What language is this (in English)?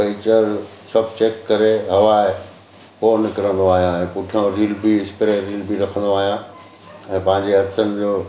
Sindhi